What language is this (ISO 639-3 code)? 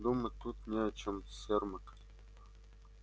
rus